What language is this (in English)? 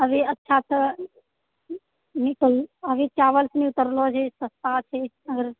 Maithili